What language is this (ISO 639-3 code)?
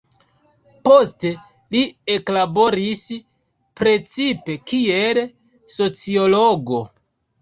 epo